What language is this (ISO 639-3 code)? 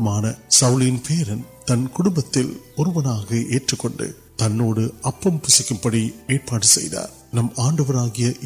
urd